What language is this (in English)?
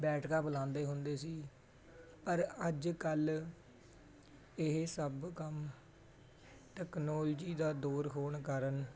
Punjabi